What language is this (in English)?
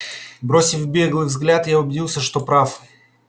Russian